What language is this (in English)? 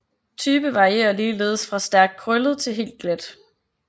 Danish